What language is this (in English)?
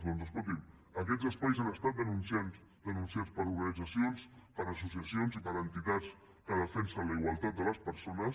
Catalan